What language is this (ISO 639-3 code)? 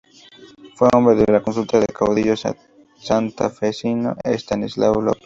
spa